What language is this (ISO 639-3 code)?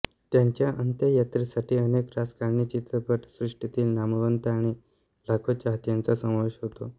mar